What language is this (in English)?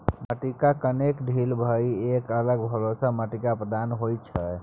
Maithili